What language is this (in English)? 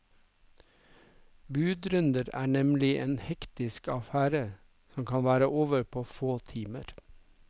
Norwegian